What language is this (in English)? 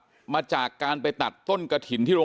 Thai